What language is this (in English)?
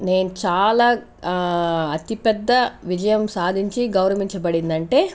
Telugu